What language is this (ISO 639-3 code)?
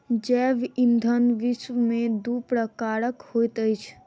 mai